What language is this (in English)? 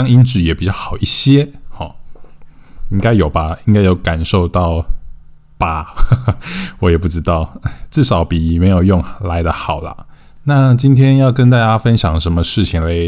Chinese